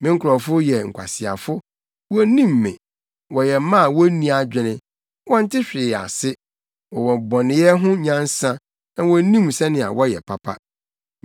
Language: Akan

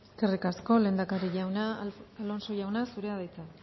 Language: Basque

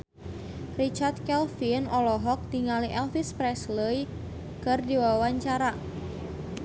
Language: Sundanese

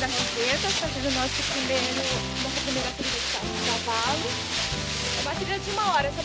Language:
Portuguese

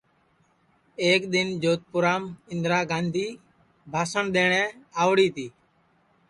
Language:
Sansi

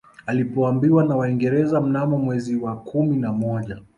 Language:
Swahili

